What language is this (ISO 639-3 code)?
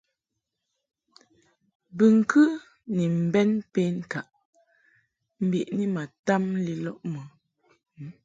mhk